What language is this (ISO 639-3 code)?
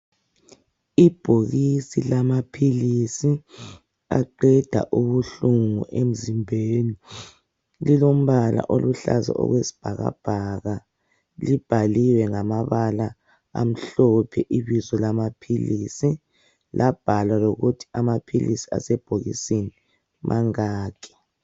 nde